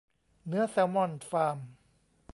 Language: Thai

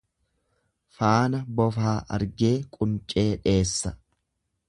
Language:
Oromo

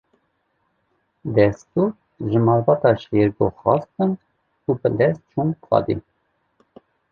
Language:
Kurdish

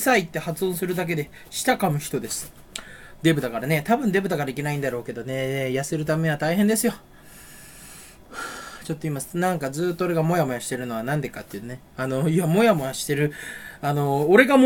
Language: Japanese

